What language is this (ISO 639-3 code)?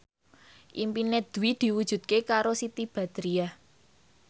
jav